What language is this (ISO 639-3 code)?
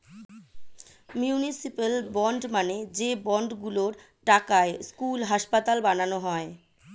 ben